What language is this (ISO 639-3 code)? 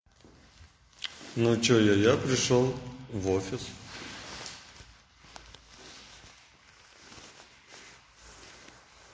rus